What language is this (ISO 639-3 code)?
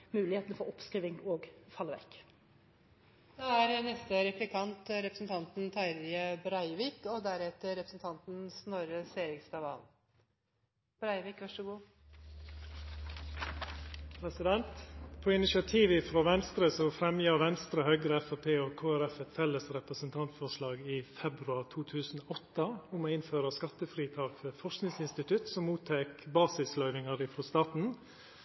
nor